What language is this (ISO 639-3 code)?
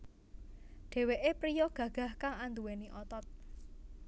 jav